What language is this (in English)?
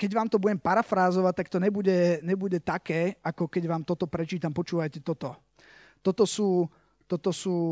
Slovak